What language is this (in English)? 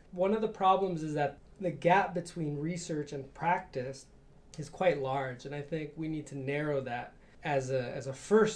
English